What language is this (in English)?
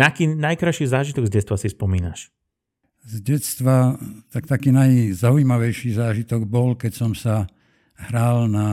Slovak